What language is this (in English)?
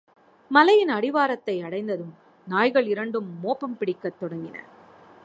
Tamil